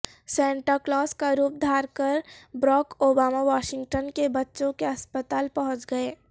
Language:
Urdu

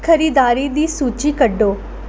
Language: Dogri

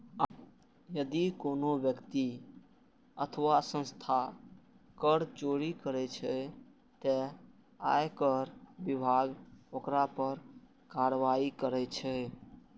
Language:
Maithili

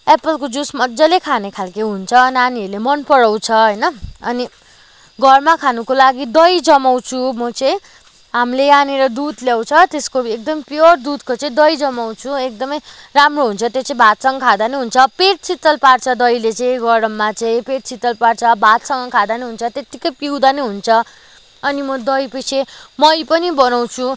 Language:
Nepali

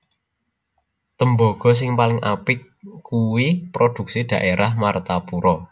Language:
Javanese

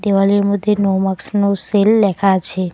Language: Bangla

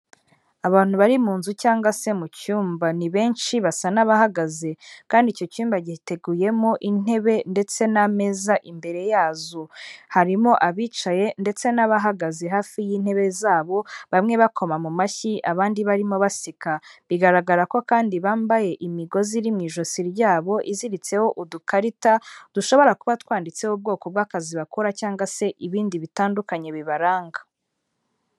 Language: Kinyarwanda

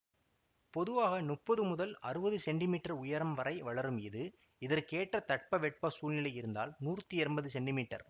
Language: Tamil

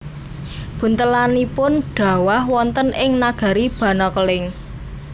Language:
Javanese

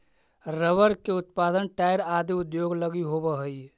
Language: Magahi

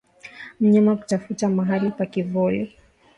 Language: Swahili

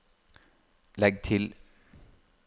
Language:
Norwegian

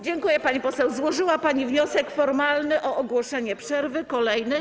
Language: Polish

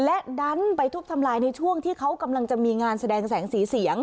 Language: Thai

